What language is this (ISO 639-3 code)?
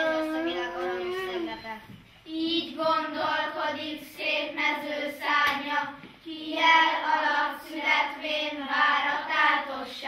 hun